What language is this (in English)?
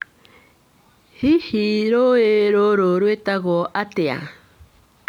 Kikuyu